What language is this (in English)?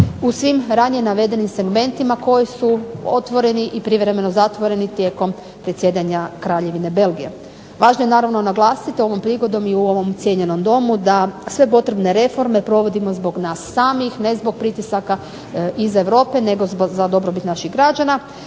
Croatian